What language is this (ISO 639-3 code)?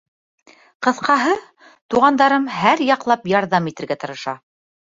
bak